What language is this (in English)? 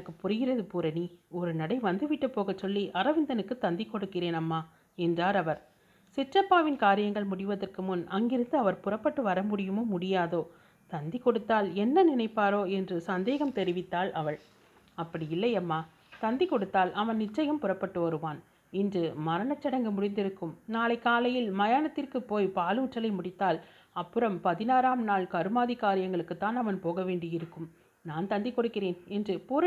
Tamil